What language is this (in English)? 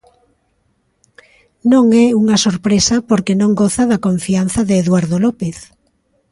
Galician